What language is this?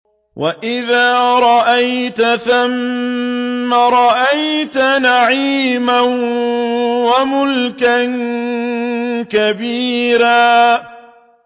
Arabic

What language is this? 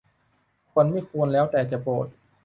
Thai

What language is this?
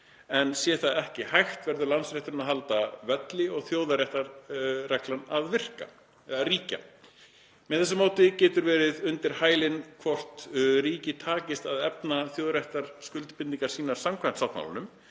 Icelandic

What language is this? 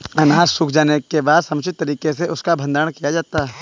Hindi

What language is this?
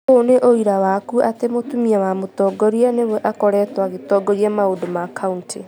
Kikuyu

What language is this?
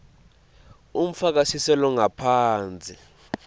Swati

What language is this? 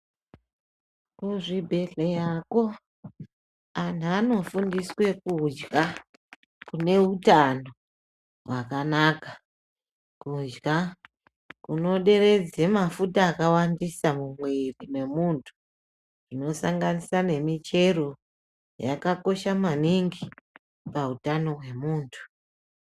Ndau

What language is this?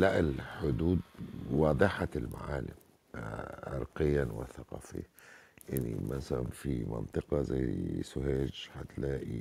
Arabic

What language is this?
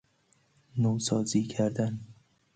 Persian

